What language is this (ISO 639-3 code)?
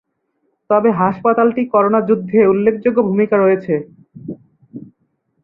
ben